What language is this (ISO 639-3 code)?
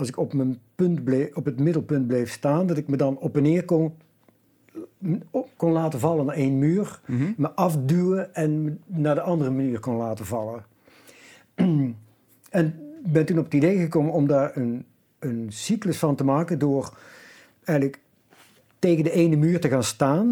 nld